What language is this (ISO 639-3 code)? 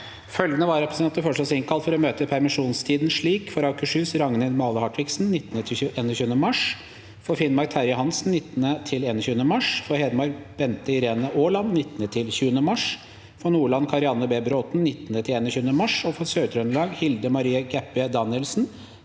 nor